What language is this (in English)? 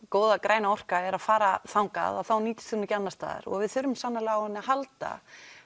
Icelandic